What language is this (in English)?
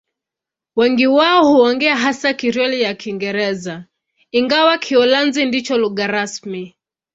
Swahili